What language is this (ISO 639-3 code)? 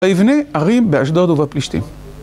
heb